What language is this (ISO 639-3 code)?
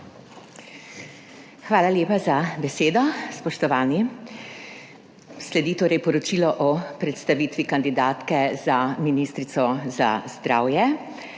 slv